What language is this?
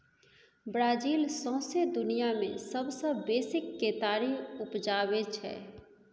Maithili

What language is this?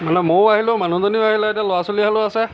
Assamese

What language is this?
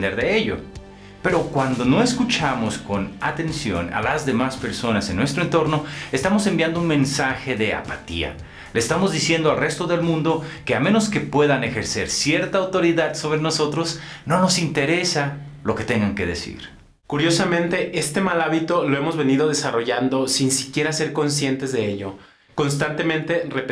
Spanish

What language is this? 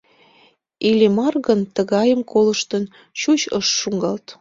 Mari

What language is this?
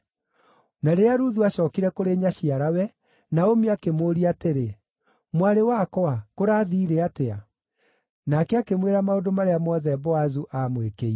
Kikuyu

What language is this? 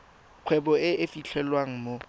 Tswana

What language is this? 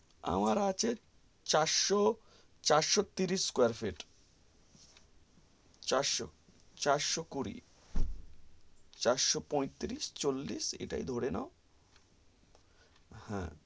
Bangla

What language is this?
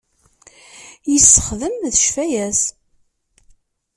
Kabyle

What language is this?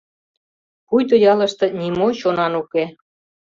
Mari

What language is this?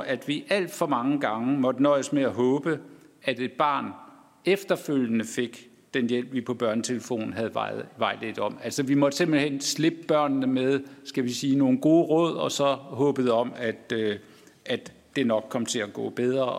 Danish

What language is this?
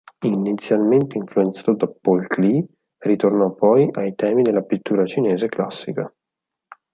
Italian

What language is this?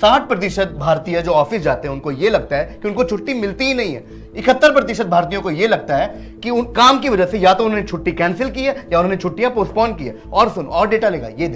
Hindi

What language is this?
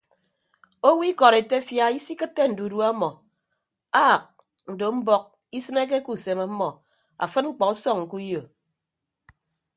Ibibio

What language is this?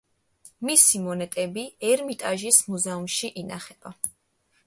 Georgian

